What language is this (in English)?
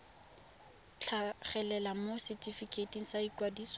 Tswana